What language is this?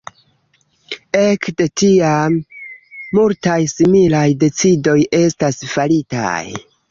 Esperanto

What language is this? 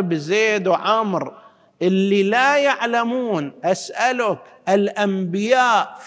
Arabic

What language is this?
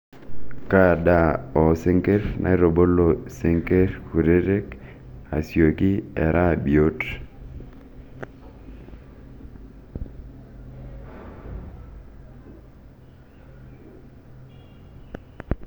Masai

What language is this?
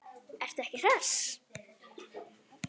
Icelandic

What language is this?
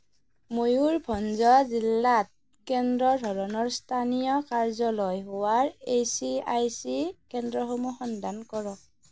Assamese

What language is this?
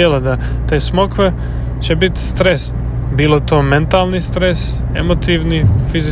Croatian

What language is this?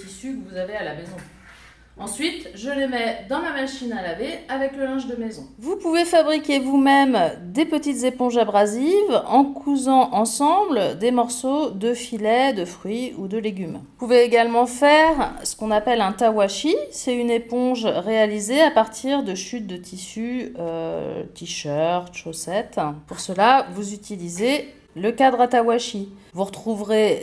French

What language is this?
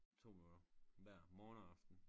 Danish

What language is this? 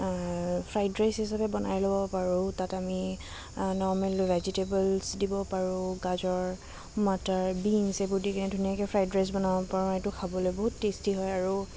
Assamese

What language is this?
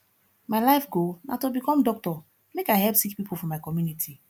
Nigerian Pidgin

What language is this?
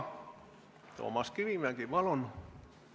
Estonian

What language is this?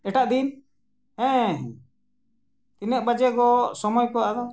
Santali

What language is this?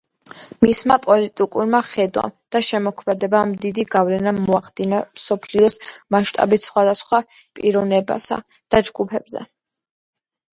Georgian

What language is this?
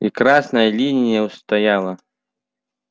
Russian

